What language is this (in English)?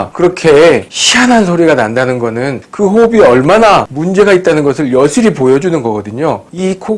Korean